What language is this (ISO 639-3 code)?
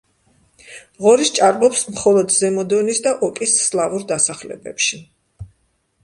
kat